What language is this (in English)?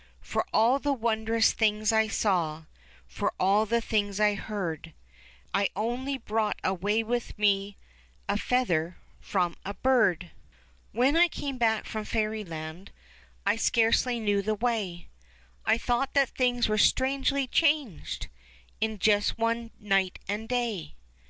English